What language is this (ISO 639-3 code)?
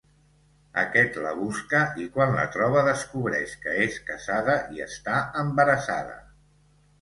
cat